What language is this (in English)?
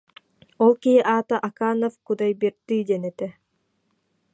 Yakut